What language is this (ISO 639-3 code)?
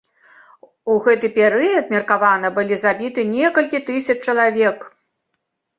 bel